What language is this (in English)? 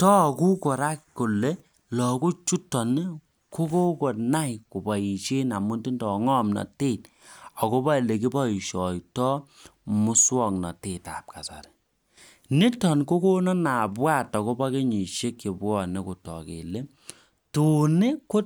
Kalenjin